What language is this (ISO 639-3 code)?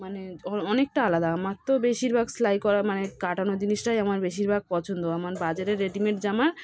ben